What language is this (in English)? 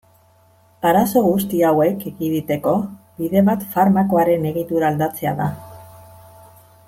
Basque